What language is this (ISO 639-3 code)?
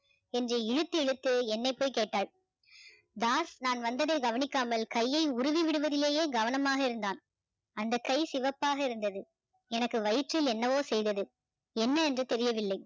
tam